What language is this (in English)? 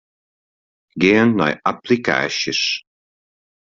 Western Frisian